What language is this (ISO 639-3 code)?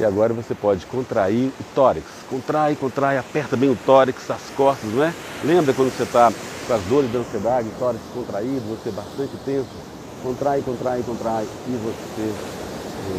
por